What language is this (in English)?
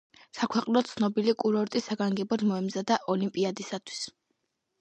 Georgian